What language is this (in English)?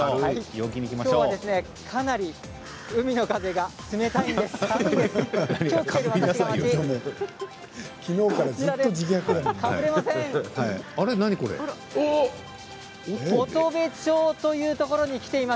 Japanese